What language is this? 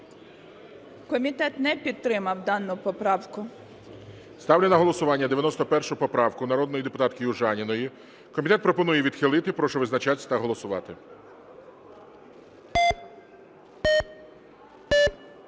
Ukrainian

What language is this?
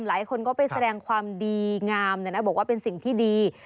Thai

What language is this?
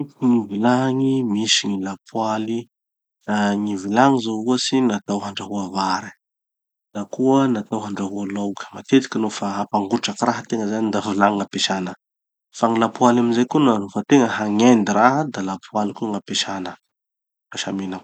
Tanosy Malagasy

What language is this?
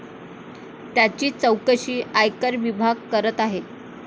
Marathi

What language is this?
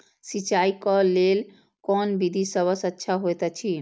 Maithili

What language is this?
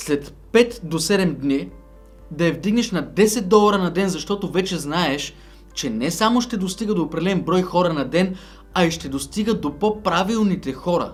Bulgarian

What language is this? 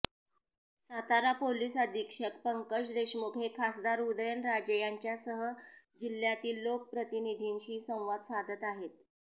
Marathi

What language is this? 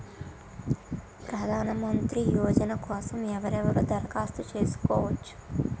Telugu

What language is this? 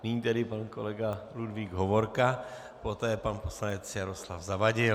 Czech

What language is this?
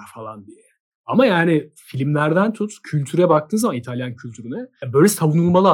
Turkish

